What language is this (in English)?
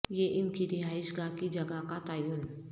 Urdu